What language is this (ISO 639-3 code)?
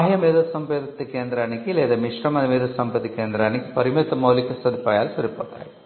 tel